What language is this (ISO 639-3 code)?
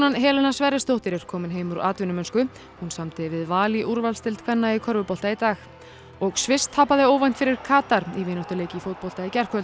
isl